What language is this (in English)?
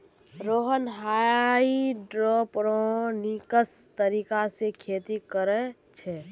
Magahi